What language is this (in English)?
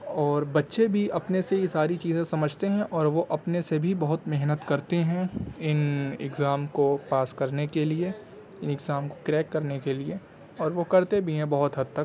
Urdu